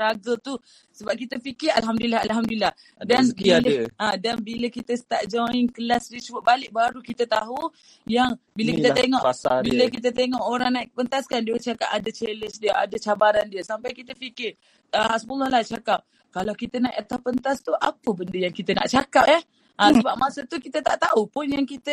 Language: Malay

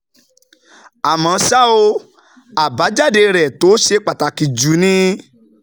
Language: Yoruba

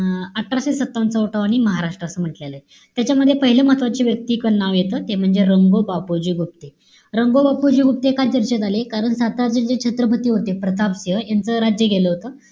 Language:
Marathi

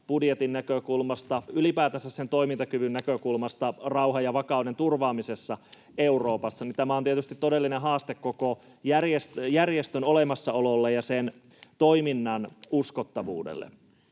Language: Finnish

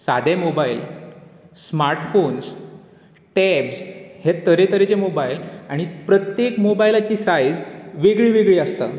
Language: Konkani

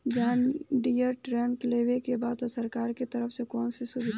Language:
Bhojpuri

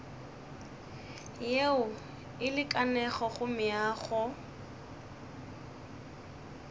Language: Northern Sotho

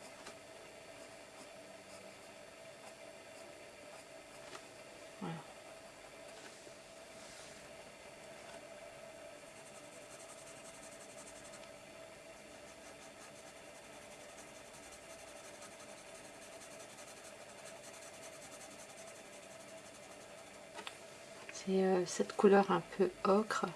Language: French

